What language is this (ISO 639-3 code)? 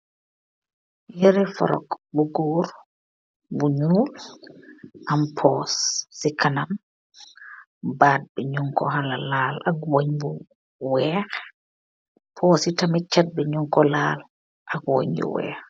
wol